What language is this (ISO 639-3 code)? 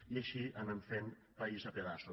cat